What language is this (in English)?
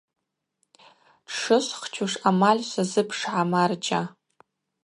Abaza